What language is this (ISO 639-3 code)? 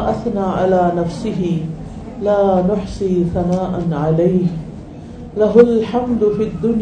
urd